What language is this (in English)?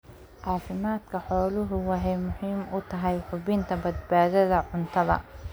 Somali